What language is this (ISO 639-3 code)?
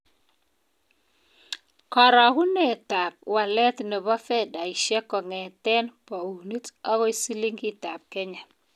kln